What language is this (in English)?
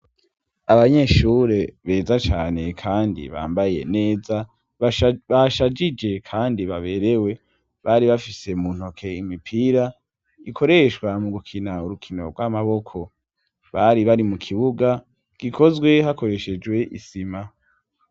Rundi